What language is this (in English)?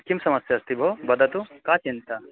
Sanskrit